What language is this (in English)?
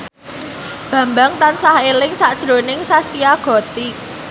Javanese